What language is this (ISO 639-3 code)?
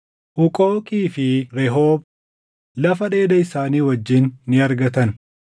orm